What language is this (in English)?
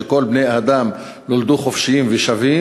Hebrew